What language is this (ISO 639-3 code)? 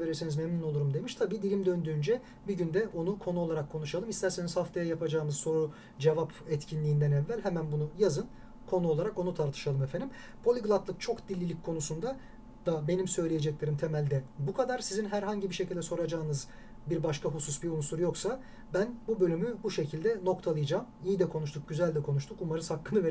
tur